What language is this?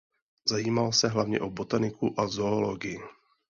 Czech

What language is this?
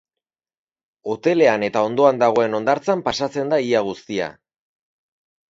Basque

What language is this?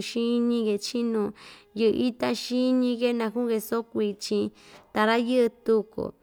Ixtayutla Mixtec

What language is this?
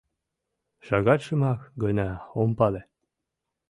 Mari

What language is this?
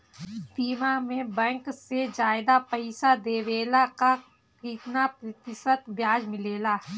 Bhojpuri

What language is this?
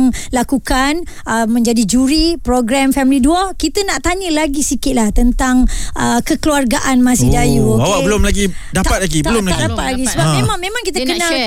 Malay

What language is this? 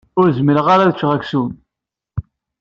Kabyle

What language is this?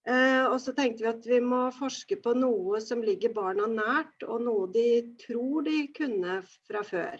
Norwegian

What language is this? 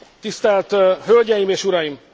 Hungarian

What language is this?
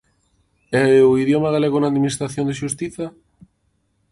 Galician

